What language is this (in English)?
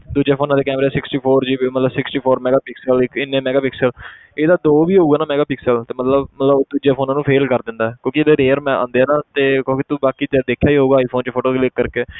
Punjabi